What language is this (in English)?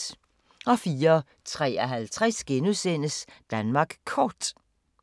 Danish